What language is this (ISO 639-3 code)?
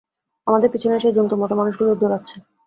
ben